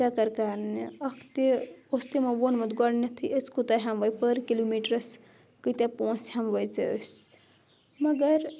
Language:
Kashmiri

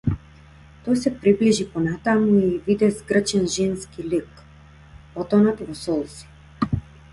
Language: Macedonian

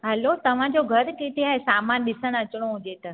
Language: Sindhi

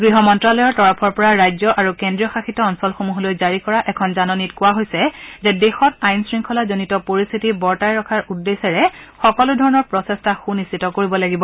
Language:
Assamese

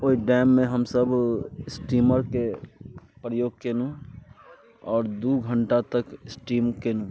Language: Maithili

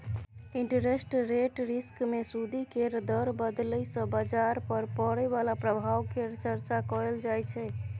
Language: Maithili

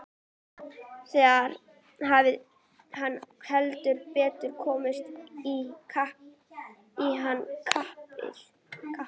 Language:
Icelandic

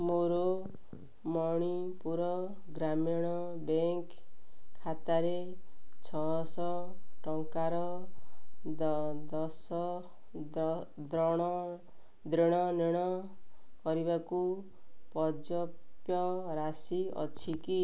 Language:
Odia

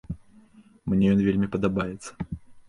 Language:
Belarusian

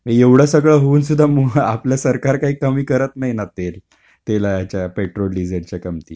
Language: Marathi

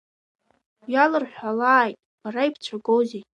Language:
Abkhazian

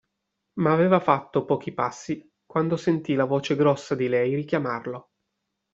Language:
Italian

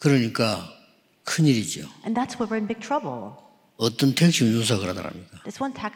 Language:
Korean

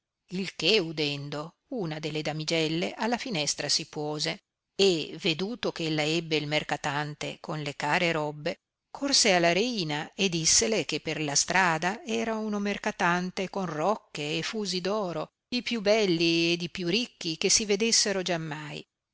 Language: Italian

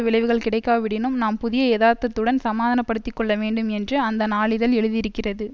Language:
Tamil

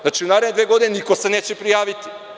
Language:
Serbian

